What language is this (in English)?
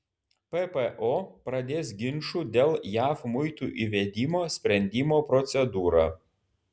Lithuanian